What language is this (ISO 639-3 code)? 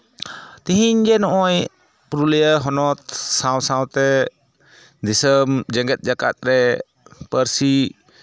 sat